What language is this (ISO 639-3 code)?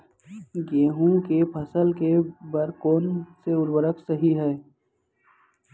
hne